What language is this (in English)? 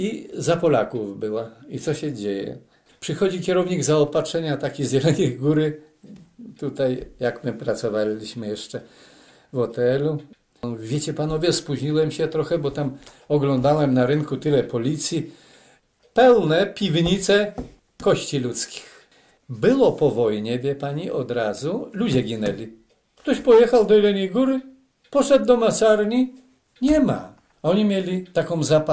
Polish